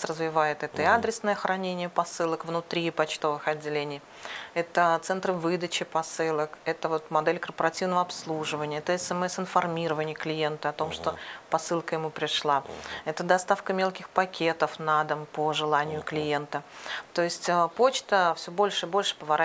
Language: Russian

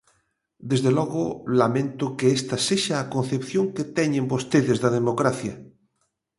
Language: Galician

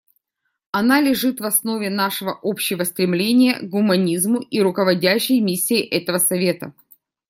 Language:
Russian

